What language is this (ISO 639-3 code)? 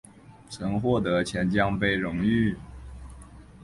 zho